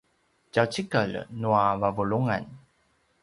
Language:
Paiwan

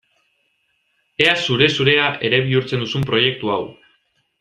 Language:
Basque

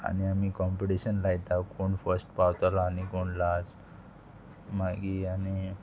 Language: Konkani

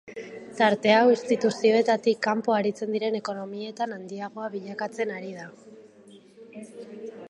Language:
Basque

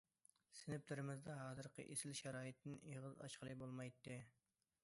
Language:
Uyghur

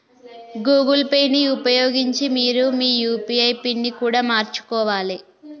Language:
Telugu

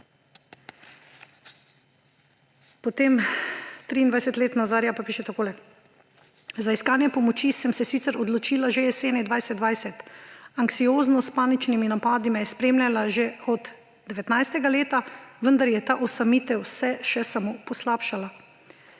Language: Slovenian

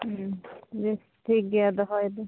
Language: Santali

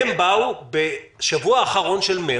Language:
Hebrew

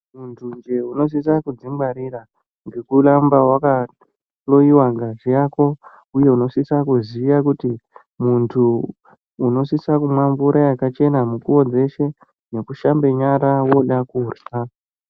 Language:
Ndau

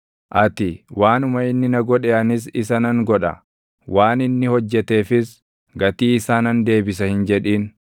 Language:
Oromo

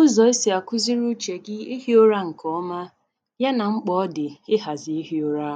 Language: Igbo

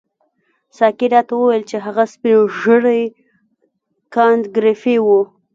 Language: Pashto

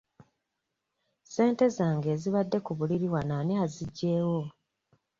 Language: Ganda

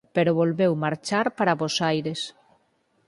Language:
Galician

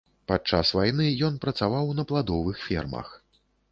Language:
Belarusian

